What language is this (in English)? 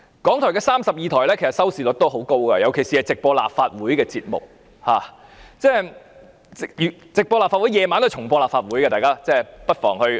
Cantonese